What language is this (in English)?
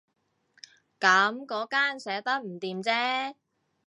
Cantonese